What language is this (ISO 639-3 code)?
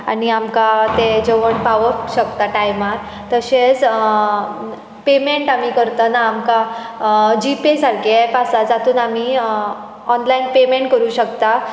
kok